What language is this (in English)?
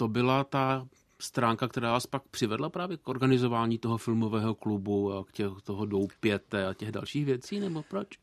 Czech